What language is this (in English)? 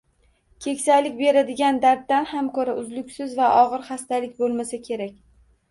Uzbek